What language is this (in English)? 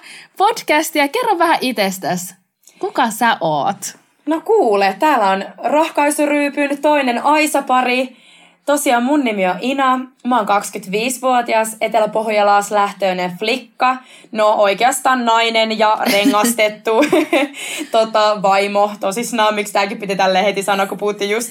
Finnish